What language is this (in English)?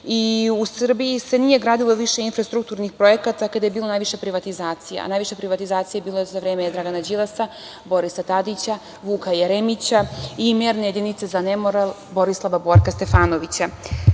Serbian